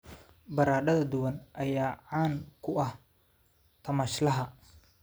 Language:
Somali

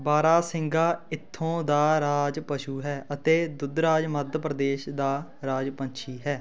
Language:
Punjabi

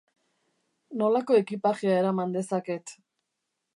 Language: Basque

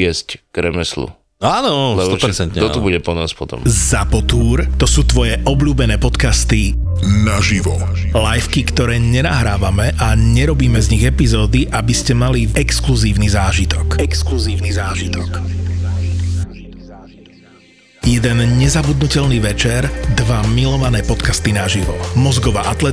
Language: Slovak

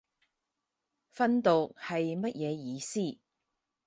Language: Cantonese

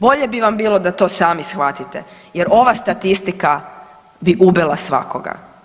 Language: Croatian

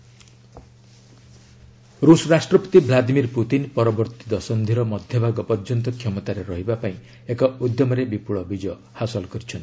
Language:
Odia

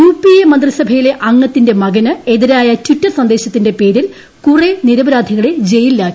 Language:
Malayalam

